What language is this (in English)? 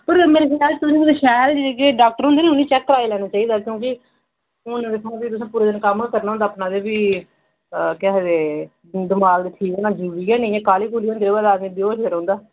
Dogri